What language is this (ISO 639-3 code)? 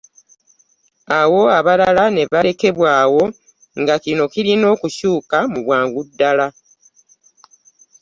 lug